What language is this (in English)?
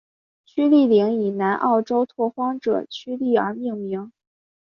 Chinese